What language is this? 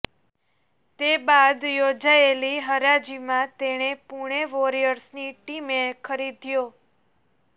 Gujarati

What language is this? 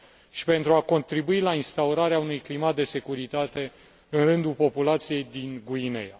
Romanian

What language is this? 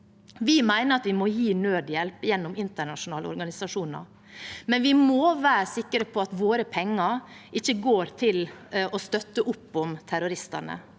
Norwegian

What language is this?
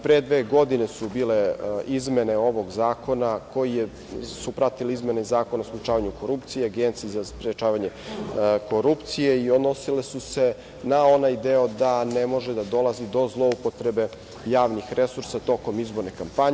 Serbian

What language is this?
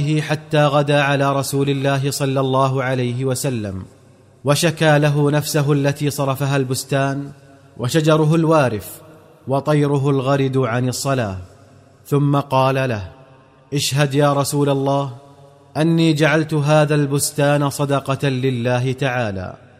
Arabic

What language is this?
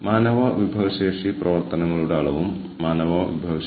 Malayalam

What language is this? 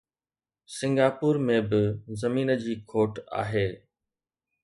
Sindhi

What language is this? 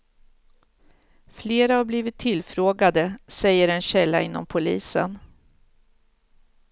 Swedish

